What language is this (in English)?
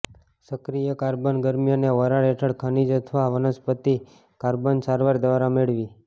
Gujarati